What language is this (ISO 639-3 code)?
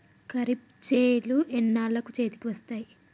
tel